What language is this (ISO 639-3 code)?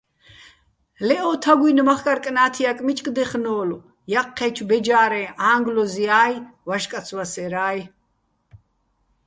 bbl